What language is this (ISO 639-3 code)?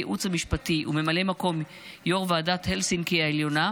heb